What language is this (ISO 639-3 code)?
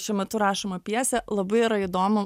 lit